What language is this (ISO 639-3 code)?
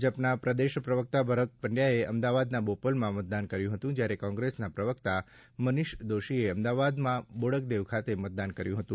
guj